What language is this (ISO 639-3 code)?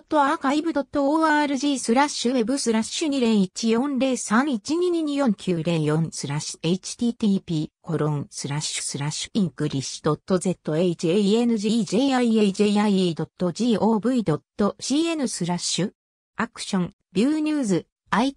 jpn